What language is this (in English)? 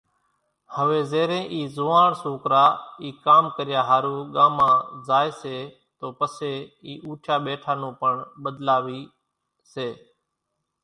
Kachi Koli